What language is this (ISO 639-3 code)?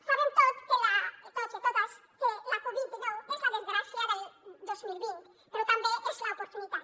cat